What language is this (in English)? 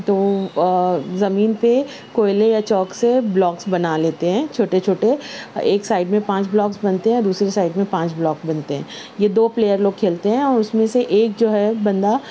Urdu